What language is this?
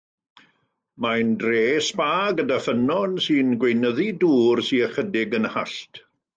Welsh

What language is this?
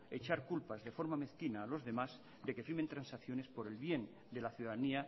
Spanish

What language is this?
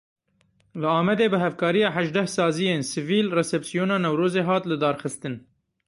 Kurdish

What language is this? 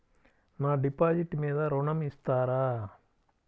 Telugu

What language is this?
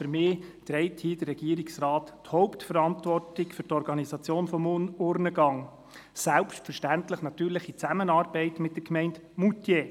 Swiss German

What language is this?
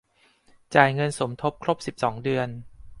Thai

